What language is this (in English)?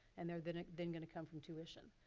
English